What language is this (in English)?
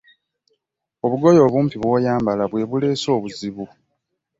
Ganda